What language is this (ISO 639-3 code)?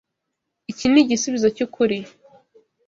kin